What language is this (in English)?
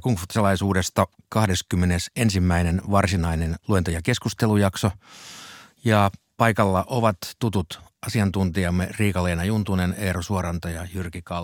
Finnish